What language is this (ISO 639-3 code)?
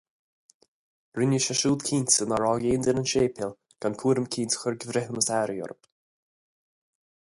gle